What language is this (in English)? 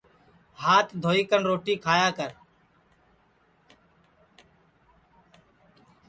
Sansi